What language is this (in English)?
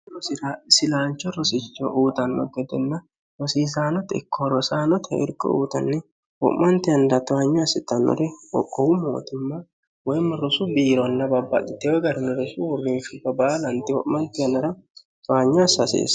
Sidamo